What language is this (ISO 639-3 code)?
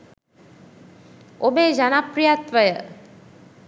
sin